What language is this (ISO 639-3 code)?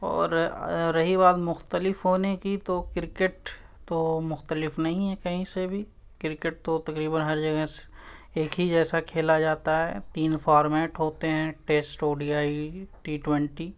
urd